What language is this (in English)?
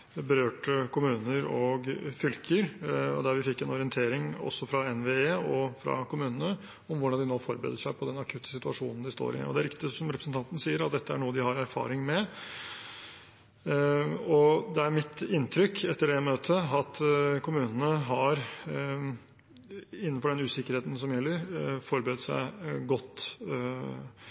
Norwegian Bokmål